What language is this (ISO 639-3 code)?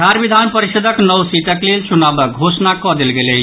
mai